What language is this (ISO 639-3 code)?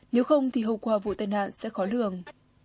vie